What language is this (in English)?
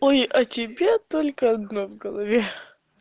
Russian